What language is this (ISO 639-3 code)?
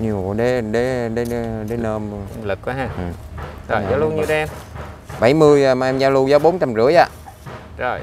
vie